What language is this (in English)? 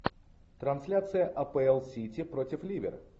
Russian